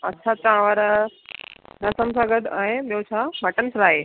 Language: Sindhi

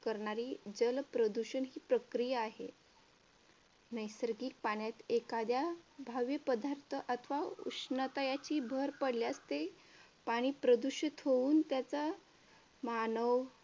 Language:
Marathi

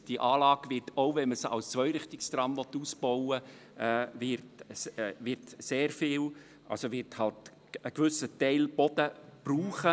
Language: Swiss German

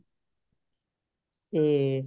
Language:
Punjabi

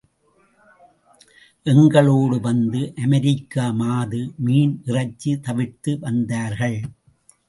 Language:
Tamil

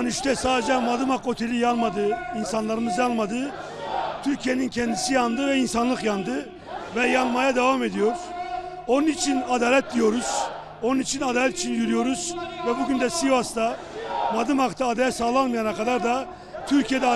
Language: Turkish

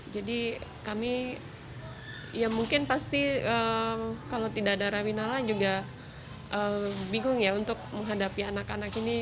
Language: Indonesian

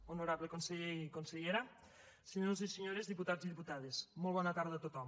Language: Catalan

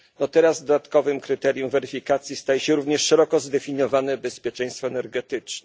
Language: Polish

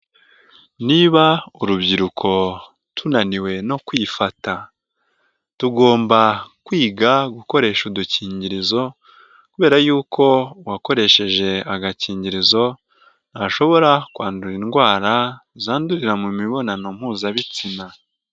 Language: Kinyarwanda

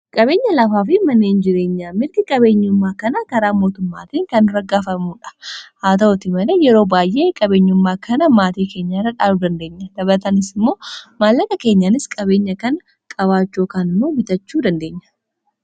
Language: Oromo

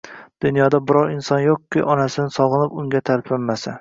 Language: Uzbek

